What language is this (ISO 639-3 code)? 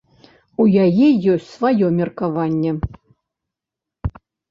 bel